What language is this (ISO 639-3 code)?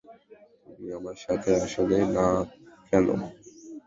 ben